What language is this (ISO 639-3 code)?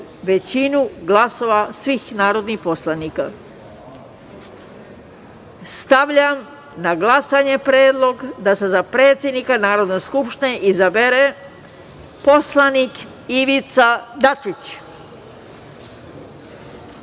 srp